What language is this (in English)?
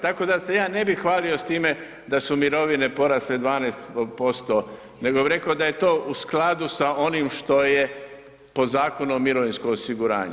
Croatian